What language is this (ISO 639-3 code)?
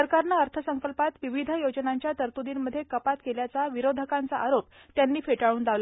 mar